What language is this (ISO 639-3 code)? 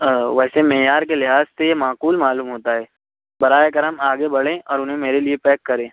urd